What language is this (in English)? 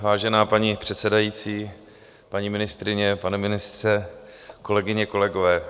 Czech